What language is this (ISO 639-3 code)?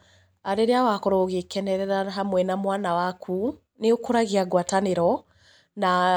kik